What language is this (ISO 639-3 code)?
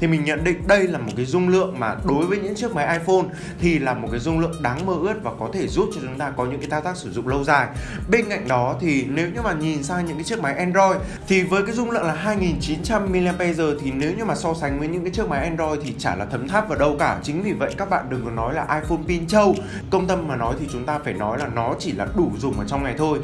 vie